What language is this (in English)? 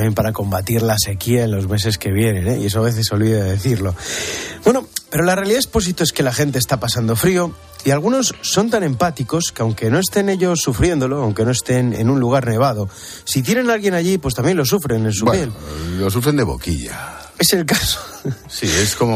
Spanish